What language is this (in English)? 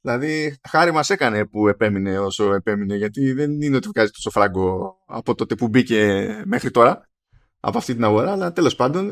Greek